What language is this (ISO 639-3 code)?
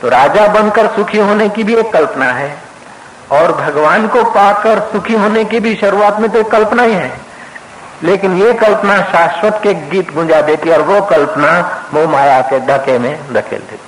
hin